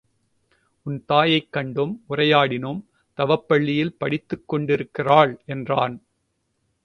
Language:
Tamil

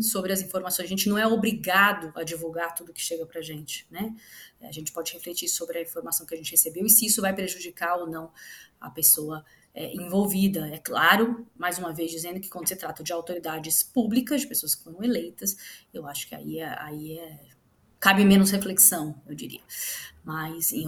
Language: Portuguese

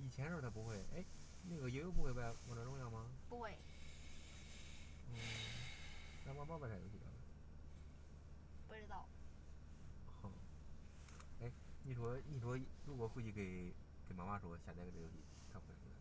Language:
Chinese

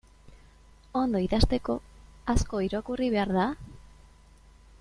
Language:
Basque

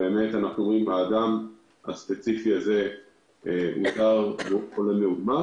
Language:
Hebrew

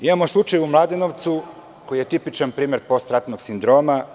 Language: Serbian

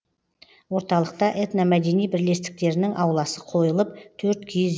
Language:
Kazakh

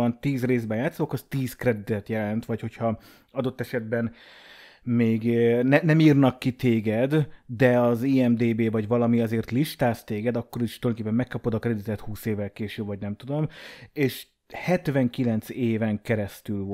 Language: Hungarian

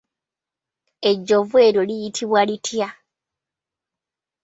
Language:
Ganda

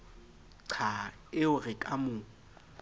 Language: Southern Sotho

